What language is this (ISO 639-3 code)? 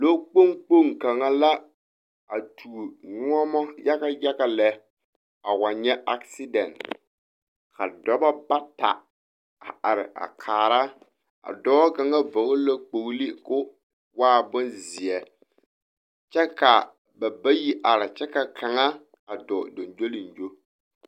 dga